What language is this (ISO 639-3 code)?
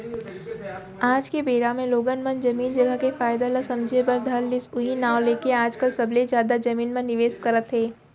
hne